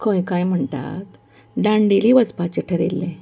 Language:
Konkani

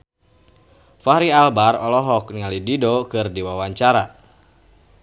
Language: Sundanese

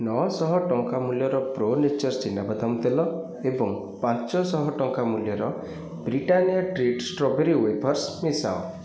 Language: Odia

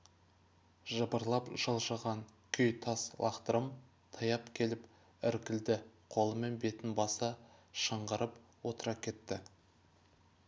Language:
Kazakh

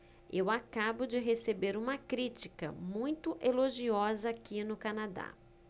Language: Portuguese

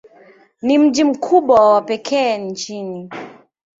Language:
Swahili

